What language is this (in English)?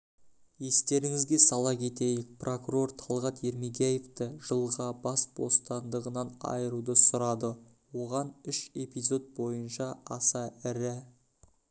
Kazakh